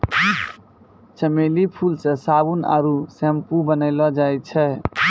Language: Maithili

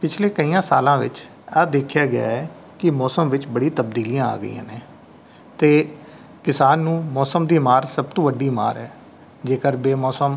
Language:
Punjabi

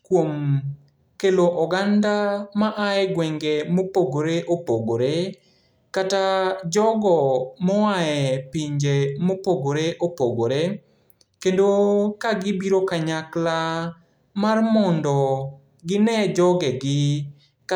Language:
Luo (Kenya and Tanzania)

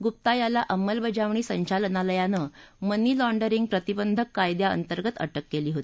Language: Marathi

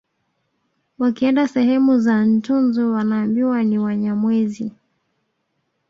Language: Swahili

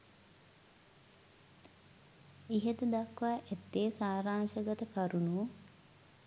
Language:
Sinhala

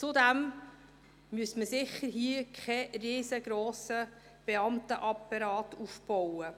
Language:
Swiss German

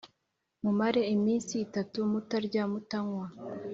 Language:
Kinyarwanda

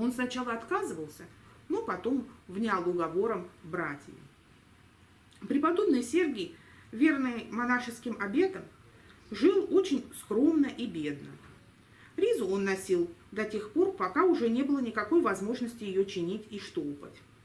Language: Russian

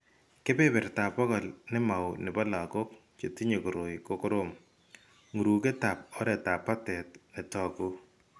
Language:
Kalenjin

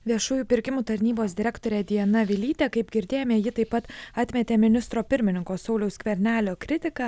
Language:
Lithuanian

